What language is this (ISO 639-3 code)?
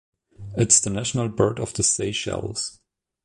eng